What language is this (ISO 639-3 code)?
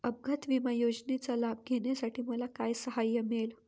mar